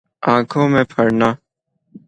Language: Urdu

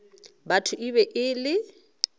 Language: Northern Sotho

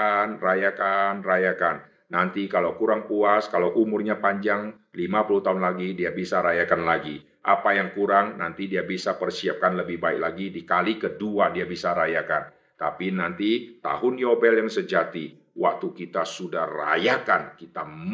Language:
Indonesian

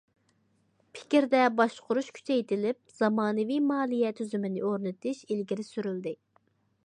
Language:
Uyghur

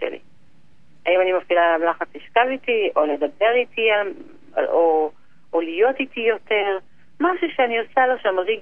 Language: Hebrew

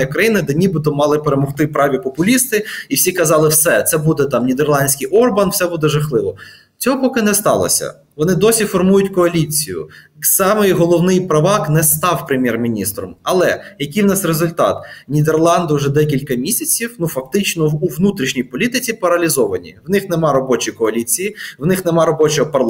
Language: Ukrainian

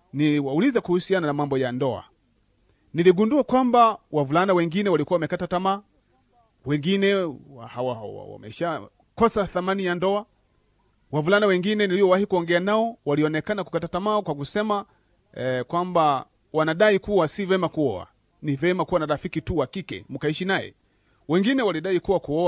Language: Swahili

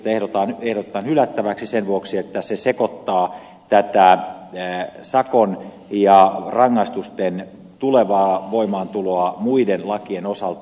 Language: Finnish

